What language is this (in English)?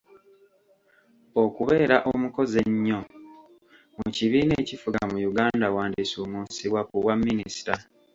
Ganda